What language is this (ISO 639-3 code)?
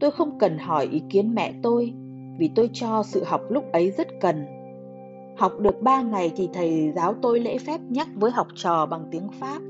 vie